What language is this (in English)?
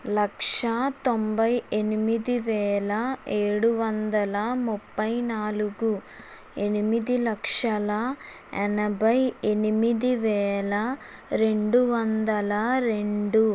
Telugu